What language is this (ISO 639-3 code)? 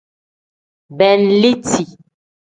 kdh